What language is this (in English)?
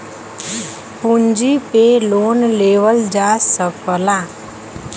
Bhojpuri